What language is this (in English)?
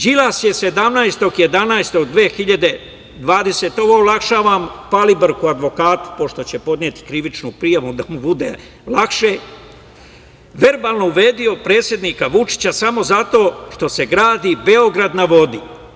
Serbian